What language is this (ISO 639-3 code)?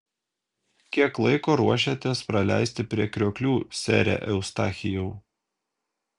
lit